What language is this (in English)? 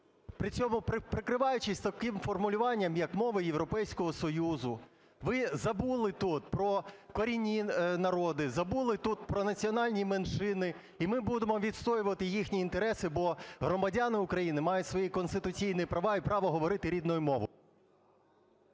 Ukrainian